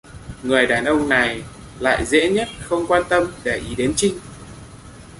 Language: Vietnamese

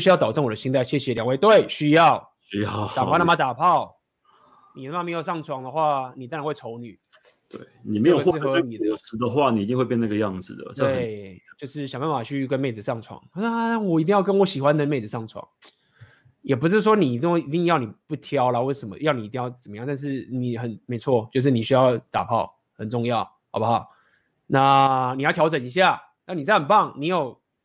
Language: Chinese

